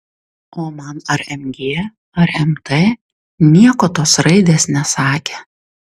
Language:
Lithuanian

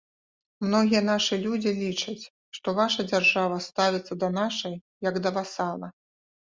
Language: Belarusian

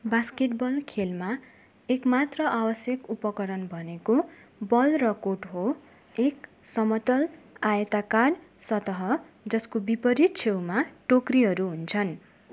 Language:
Nepali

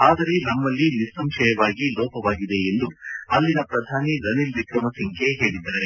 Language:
Kannada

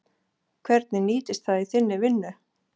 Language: Icelandic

